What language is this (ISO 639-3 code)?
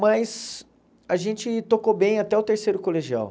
por